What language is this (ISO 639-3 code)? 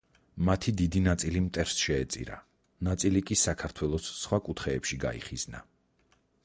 kat